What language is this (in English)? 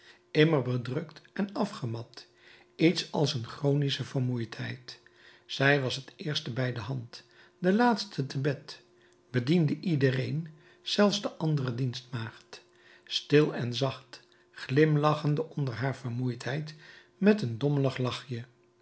Dutch